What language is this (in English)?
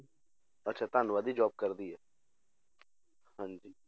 Punjabi